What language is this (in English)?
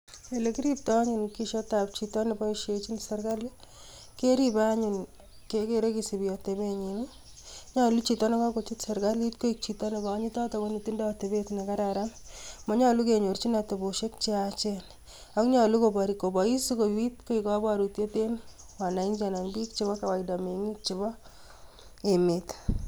Kalenjin